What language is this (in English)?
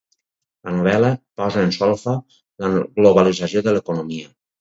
Catalan